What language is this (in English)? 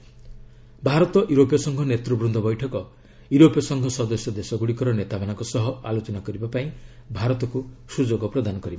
Odia